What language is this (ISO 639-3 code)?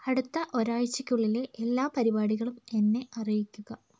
mal